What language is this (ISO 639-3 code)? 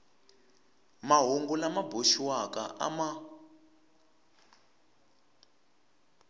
tso